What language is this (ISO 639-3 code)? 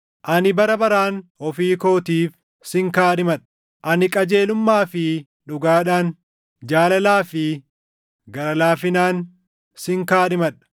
orm